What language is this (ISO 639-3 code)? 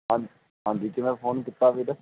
pan